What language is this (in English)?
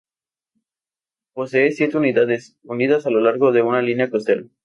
Spanish